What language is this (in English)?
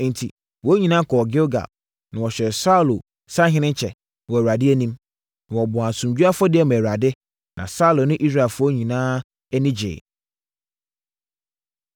Akan